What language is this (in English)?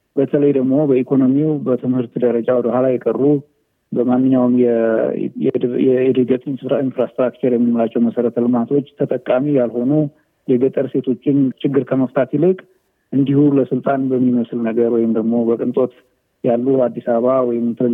Amharic